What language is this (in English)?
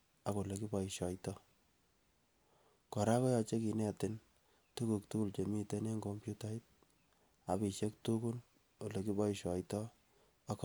Kalenjin